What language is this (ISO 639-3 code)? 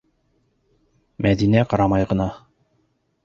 bak